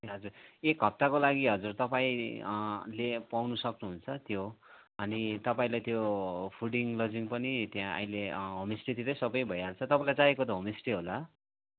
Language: Nepali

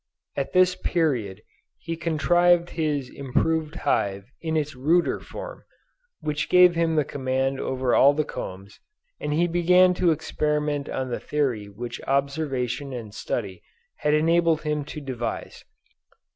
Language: English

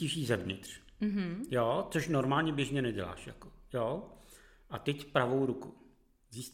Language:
Czech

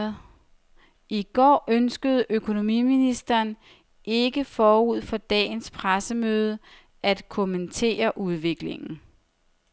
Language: Danish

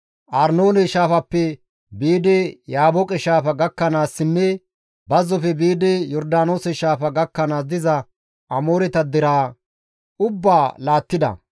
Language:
Gamo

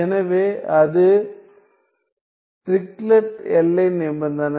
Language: Tamil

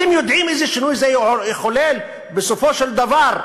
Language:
Hebrew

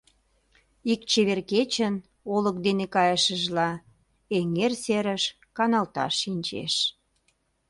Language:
Mari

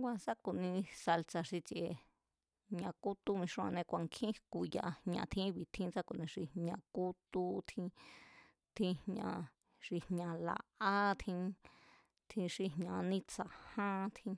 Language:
Mazatlán Mazatec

